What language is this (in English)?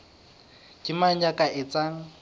Southern Sotho